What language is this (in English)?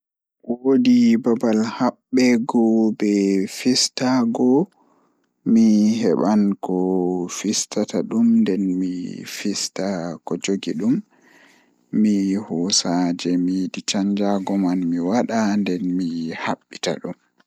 Fula